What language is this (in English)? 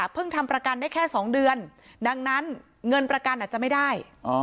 Thai